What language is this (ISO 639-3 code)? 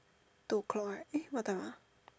eng